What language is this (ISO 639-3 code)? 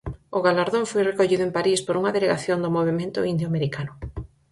glg